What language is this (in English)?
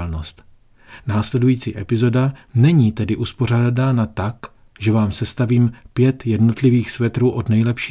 Czech